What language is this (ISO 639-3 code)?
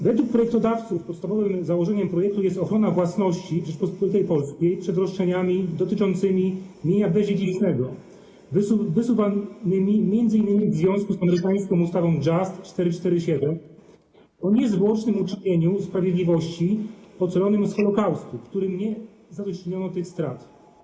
pol